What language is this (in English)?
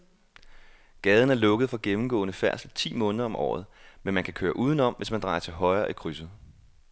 Danish